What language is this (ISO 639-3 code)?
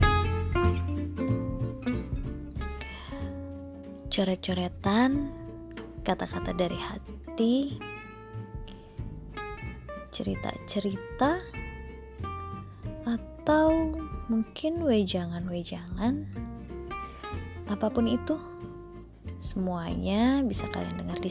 ind